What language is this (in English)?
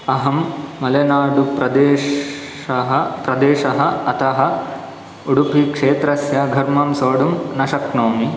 Sanskrit